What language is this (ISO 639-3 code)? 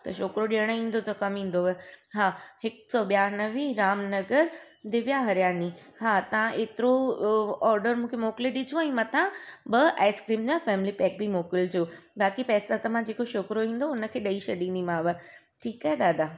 snd